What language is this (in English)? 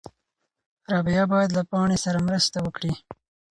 Pashto